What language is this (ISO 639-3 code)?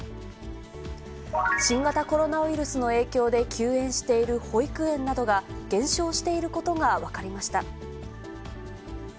jpn